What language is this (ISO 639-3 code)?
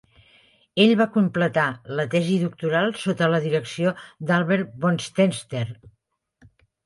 cat